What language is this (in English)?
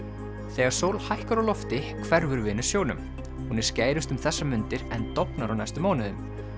Icelandic